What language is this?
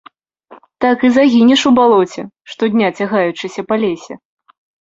Belarusian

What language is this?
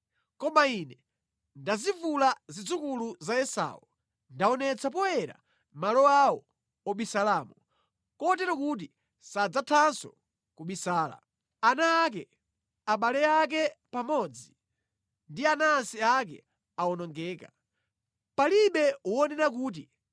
Nyanja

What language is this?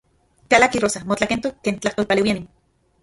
Central Puebla Nahuatl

